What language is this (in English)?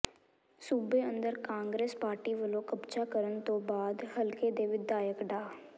Punjabi